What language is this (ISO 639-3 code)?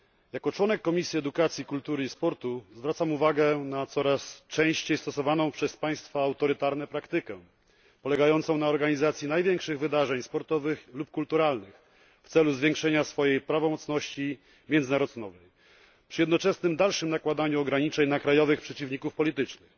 pol